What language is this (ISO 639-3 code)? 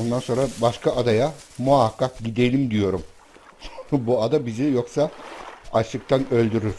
tur